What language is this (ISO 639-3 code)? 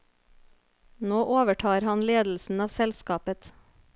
nor